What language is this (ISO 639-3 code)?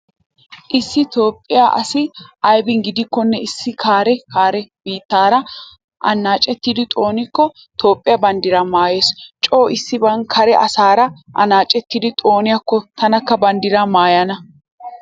wal